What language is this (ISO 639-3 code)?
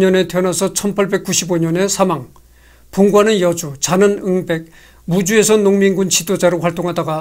kor